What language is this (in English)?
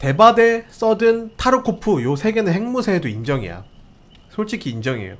Korean